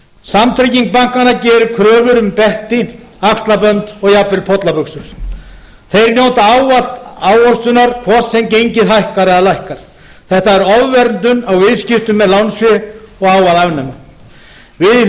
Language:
Icelandic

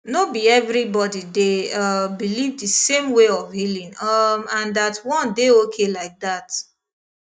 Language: Nigerian Pidgin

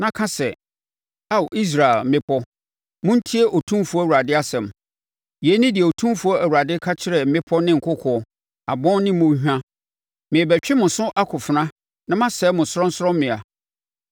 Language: Akan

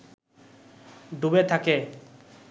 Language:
Bangla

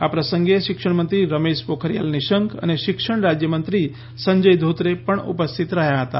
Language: Gujarati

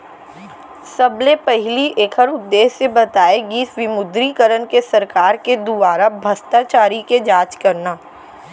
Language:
Chhattisgarhi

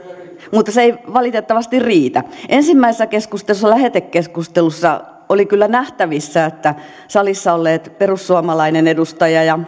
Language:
Finnish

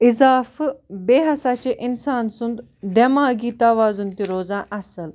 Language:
Kashmiri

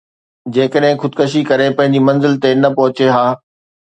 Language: Sindhi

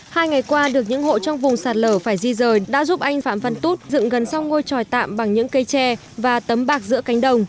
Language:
Vietnamese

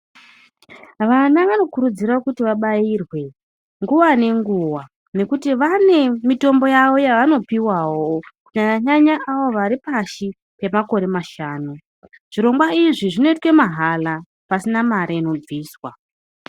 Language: Ndau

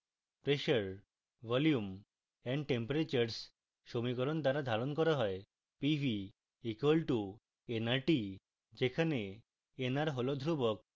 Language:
Bangla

